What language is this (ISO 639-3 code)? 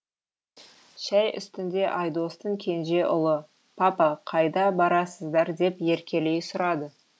kaz